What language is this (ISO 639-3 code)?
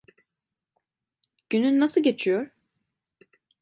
tur